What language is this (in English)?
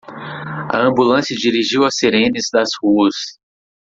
Portuguese